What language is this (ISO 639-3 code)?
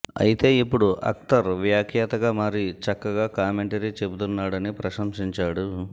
tel